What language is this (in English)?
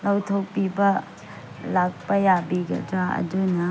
Manipuri